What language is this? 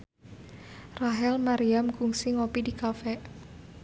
Sundanese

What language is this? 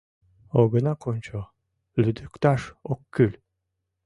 Mari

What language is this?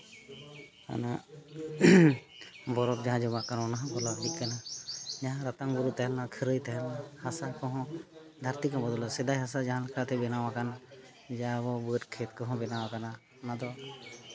Santali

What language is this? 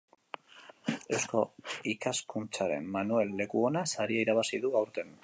Basque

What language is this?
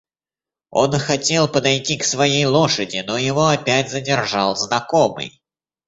Russian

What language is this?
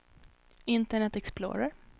Swedish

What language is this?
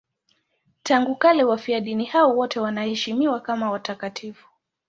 Swahili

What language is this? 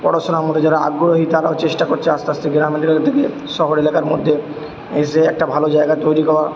Bangla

